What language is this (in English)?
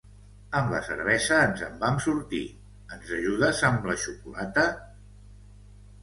Catalan